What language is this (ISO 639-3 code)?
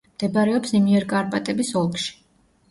kat